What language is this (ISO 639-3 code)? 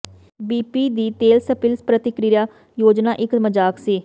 pan